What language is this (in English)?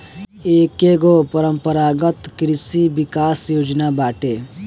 Bhojpuri